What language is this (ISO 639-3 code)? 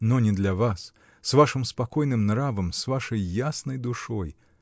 rus